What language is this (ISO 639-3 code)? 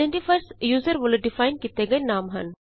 pan